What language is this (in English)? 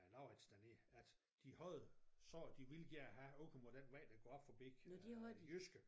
Danish